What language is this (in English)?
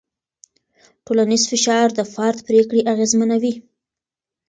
Pashto